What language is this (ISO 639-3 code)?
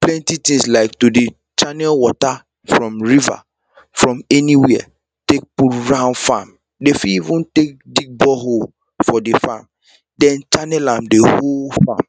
pcm